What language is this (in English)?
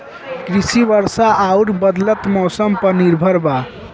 Bhojpuri